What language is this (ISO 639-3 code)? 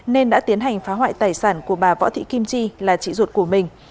vie